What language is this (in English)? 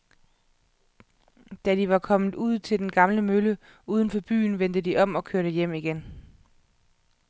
Danish